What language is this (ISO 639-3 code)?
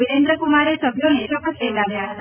guj